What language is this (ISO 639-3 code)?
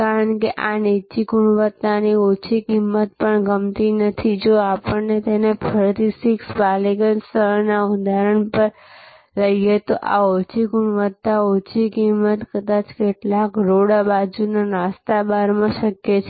guj